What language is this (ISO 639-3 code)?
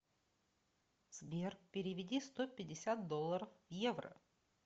rus